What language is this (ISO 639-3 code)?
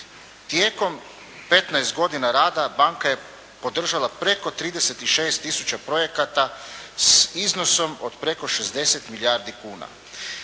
hrv